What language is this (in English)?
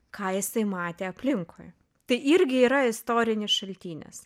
Lithuanian